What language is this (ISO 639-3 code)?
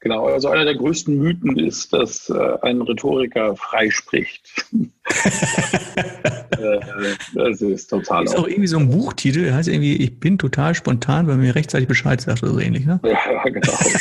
deu